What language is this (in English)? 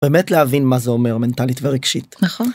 Hebrew